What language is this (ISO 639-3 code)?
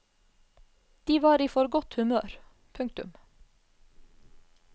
nor